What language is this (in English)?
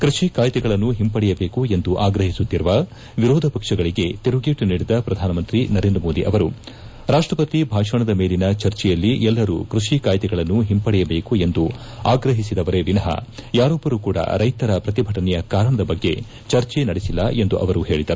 Kannada